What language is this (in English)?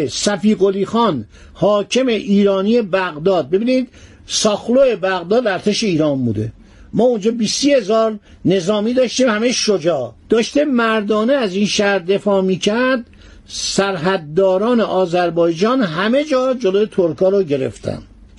Persian